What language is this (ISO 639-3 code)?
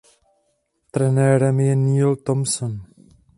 ces